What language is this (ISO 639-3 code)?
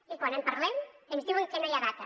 cat